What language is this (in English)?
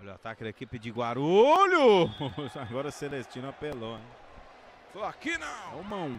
Portuguese